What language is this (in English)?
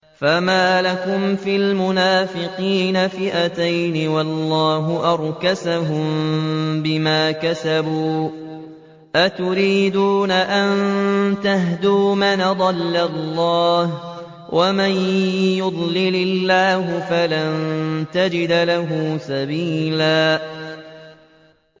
Arabic